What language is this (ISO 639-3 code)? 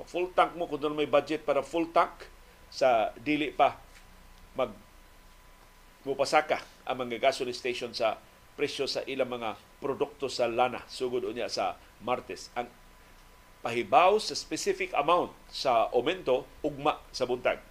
fil